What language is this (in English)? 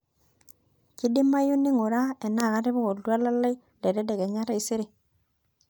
Masai